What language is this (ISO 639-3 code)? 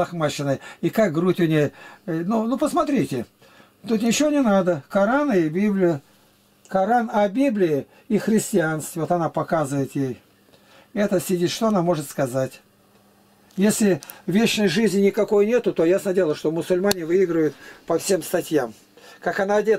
rus